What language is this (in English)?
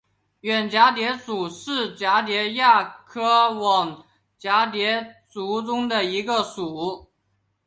Chinese